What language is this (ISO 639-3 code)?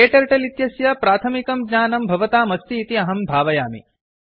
san